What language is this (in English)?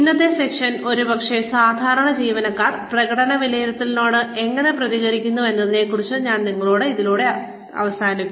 Malayalam